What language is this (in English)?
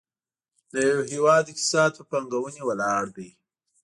Pashto